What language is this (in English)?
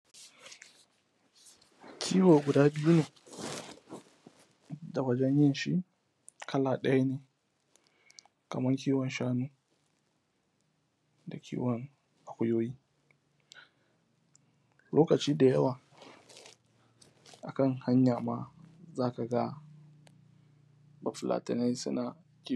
Hausa